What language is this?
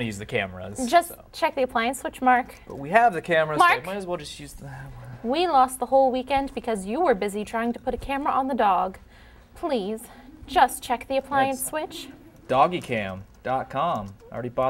English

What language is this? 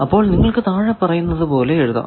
Malayalam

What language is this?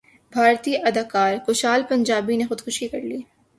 Urdu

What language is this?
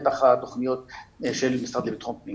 Hebrew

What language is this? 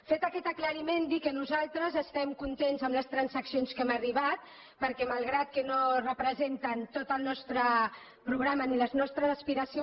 Catalan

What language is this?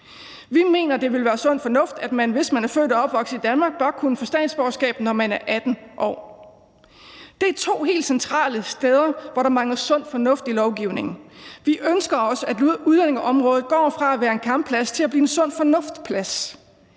Danish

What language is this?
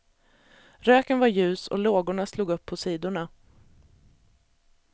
Swedish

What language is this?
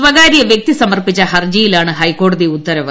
Malayalam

